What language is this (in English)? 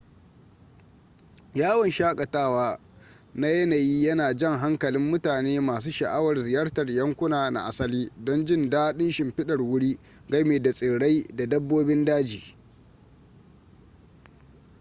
Hausa